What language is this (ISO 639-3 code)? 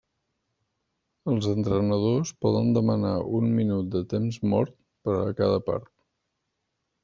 cat